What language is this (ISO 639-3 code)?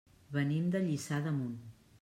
cat